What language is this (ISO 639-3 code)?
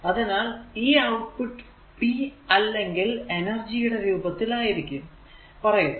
mal